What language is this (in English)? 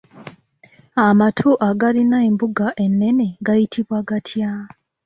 Ganda